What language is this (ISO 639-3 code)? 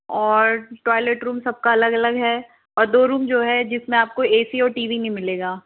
hin